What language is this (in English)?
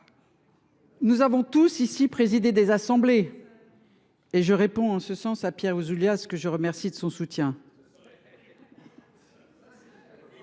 French